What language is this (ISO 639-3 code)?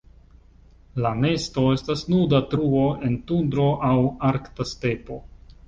epo